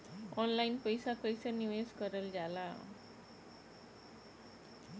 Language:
Bhojpuri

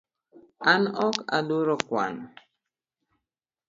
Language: Luo (Kenya and Tanzania)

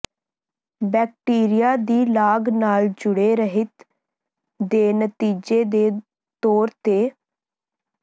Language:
Punjabi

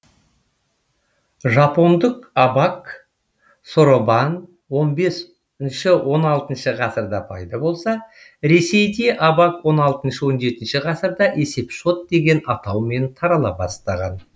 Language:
Kazakh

